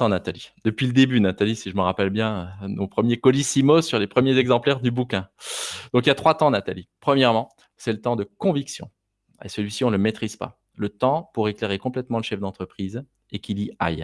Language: French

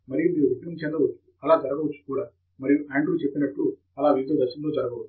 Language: Telugu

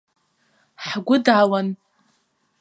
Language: Abkhazian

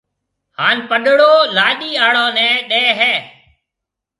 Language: Marwari (Pakistan)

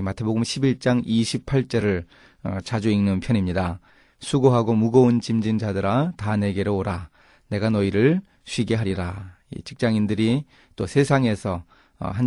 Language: Korean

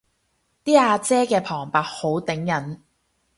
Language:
Cantonese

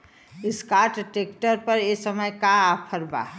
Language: Bhojpuri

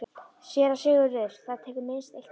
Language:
Icelandic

